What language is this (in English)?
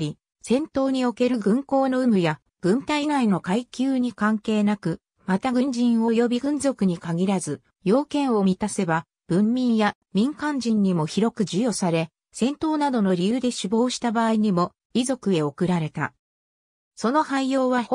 Japanese